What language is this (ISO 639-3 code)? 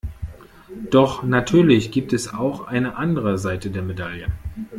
deu